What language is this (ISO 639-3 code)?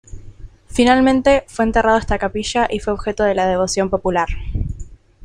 spa